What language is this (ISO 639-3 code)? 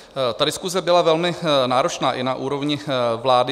ces